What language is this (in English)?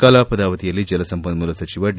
Kannada